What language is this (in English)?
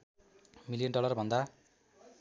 Nepali